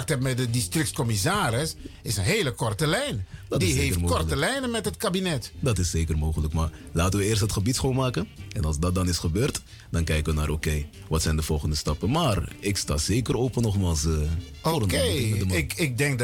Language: Dutch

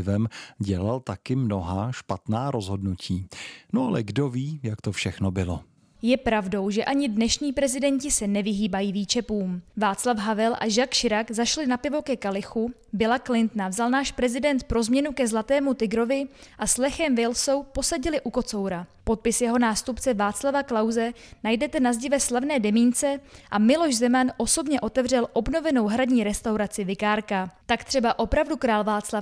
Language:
Czech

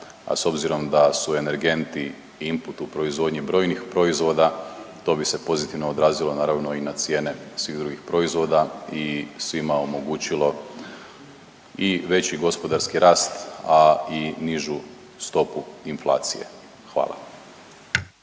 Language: Croatian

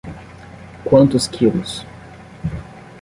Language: Portuguese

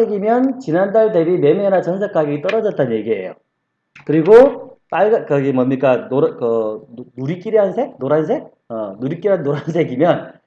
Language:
Korean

